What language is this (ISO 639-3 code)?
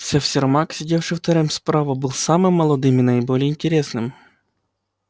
rus